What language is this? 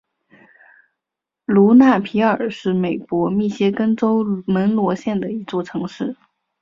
Chinese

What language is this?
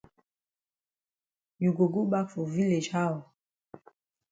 Cameroon Pidgin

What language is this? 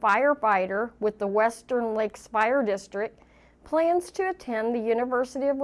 English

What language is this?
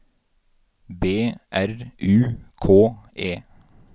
Norwegian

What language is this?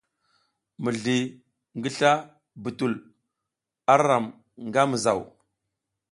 South Giziga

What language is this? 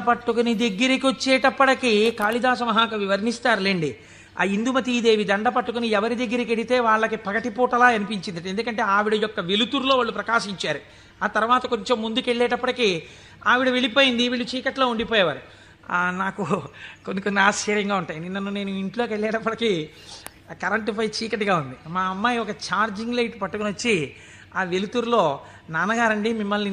Telugu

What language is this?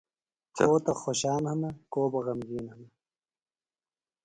Phalura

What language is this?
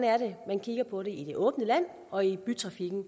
Danish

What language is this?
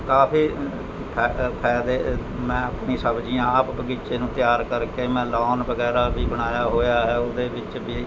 Punjabi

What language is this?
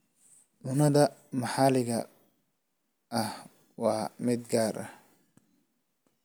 Somali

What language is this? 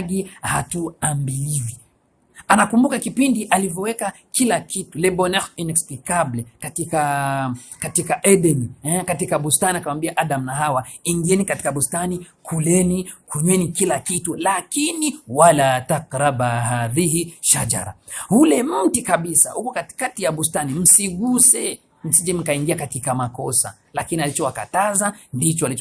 Swahili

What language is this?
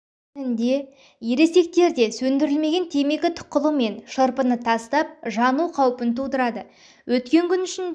Kazakh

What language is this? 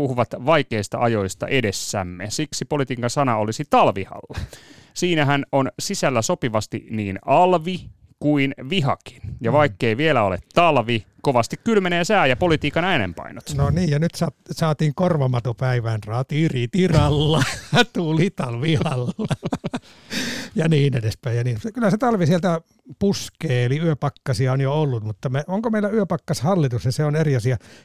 Finnish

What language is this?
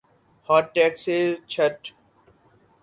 Urdu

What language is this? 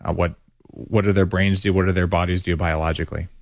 English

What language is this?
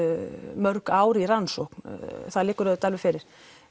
Icelandic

